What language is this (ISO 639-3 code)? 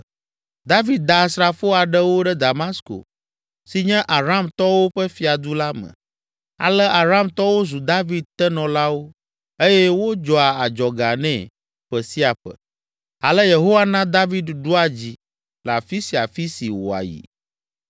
ewe